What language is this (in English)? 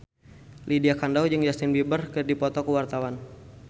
Sundanese